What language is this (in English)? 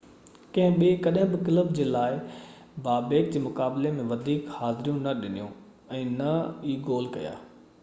Sindhi